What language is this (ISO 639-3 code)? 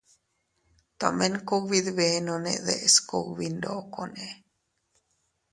cut